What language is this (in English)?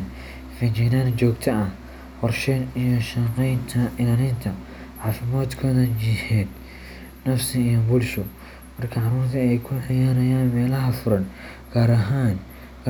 Somali